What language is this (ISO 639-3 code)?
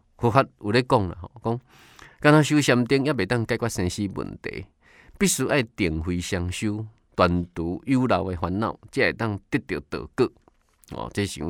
zho